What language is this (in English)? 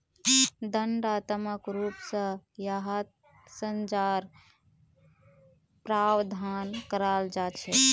Magahi